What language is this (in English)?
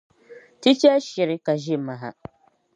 Dagbani